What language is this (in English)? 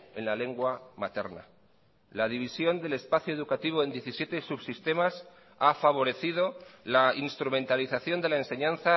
Spanish